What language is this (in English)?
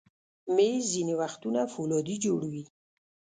Pashto